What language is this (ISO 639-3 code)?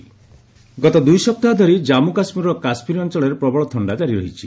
ori